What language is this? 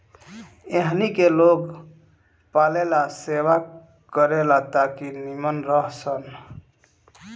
Bhojpuri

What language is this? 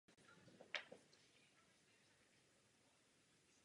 Czech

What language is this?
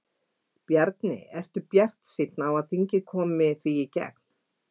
Icelandic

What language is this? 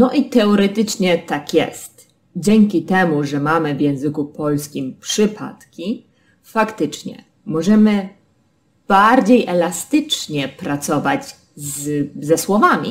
Polish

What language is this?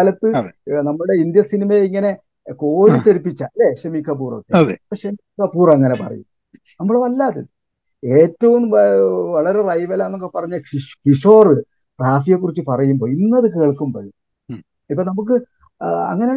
Malayalam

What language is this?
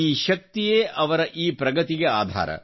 Kannada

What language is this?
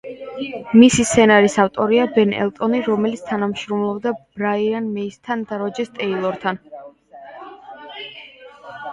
Georgian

